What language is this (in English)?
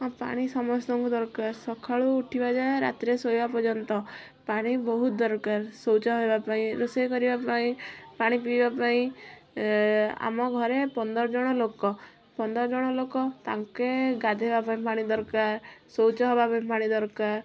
Odia